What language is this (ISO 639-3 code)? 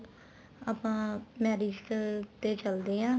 pan